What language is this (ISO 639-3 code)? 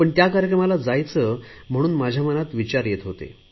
mar